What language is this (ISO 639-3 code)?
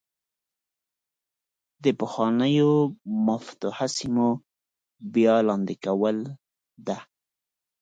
pus